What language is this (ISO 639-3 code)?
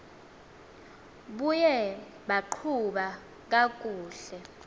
xho